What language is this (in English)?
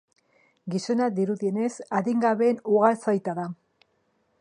Basque